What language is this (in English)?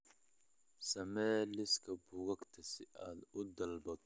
Somali